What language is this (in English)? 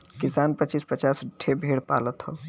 Bhojpuri